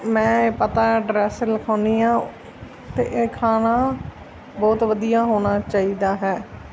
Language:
Punjabi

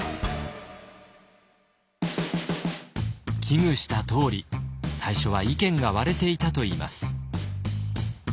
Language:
Japanese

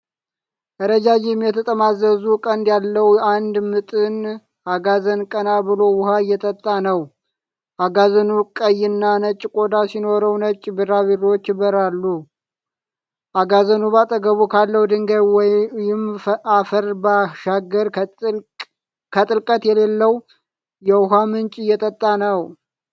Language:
Amharic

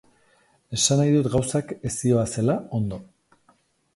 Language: Basque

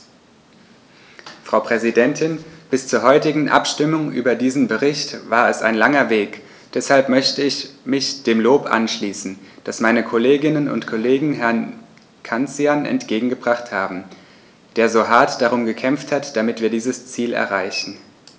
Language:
German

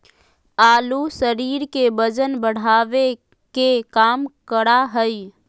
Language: Magahi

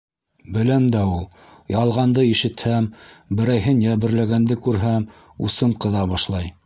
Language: Bashkir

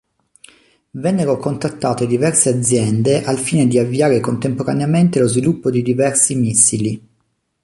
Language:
Italian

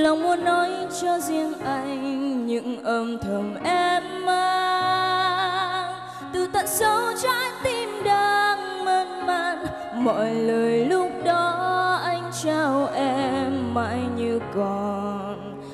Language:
Vietnamese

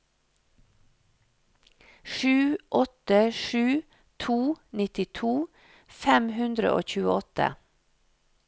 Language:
Norwegian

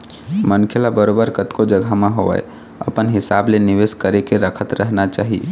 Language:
Chhattisgarhi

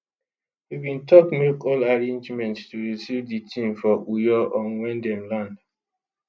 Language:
Nigerian Pidgin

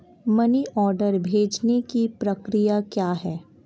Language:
Hindi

